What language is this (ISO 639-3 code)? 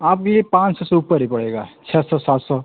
hin